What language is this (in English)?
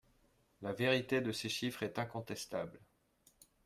French